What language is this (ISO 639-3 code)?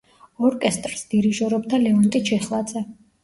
kat